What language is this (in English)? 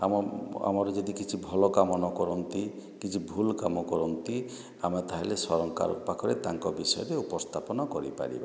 Odia